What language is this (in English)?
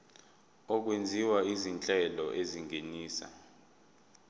Zulu